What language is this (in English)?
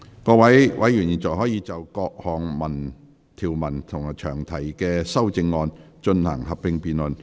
Cantonese